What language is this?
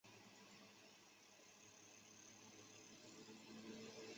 Chinese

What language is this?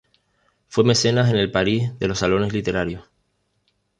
Spanish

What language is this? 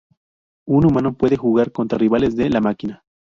Spanish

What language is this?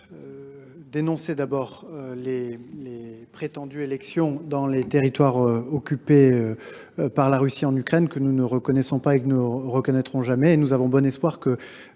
French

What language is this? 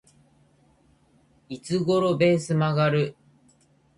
Japanese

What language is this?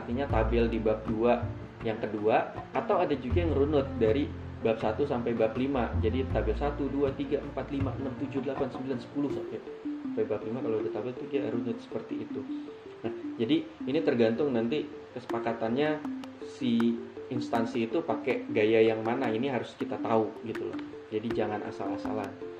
Indonesian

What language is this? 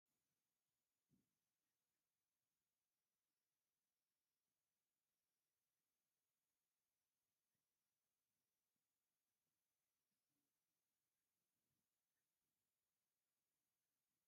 Tigrinya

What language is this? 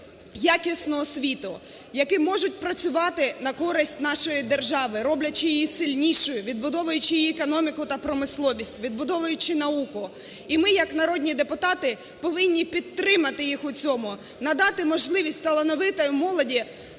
Ukrainian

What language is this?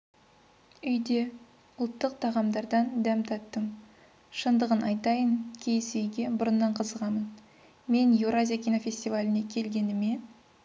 Kazakh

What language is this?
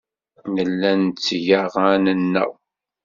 Kabyle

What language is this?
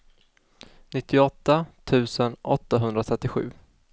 Swedish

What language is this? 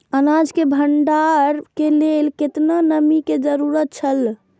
Maithili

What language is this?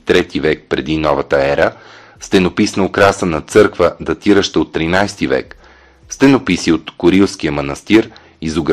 Bulgarian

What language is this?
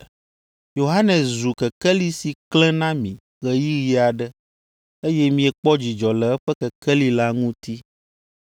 Ewe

